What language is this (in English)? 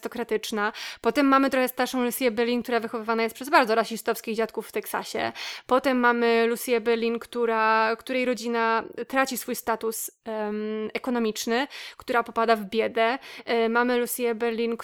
Polish